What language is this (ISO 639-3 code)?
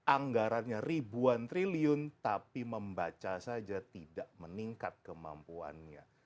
ind